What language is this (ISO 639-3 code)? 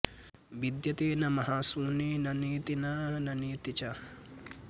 san